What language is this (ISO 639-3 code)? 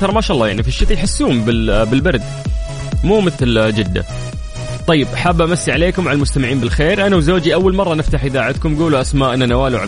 ara